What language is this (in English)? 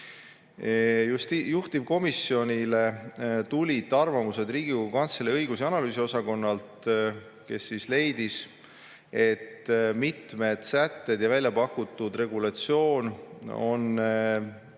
Estonian